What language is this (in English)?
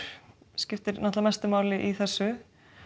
Icelandic